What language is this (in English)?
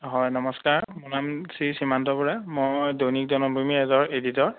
Assamese